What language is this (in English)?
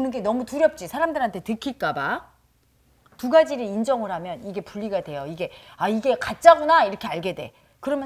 Korean